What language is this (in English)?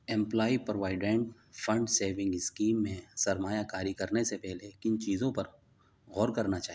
Urdu